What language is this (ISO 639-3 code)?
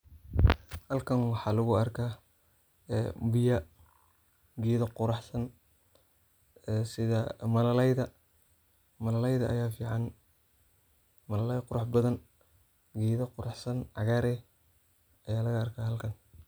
som